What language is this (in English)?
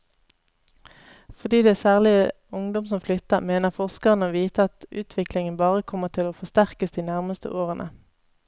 Norwegian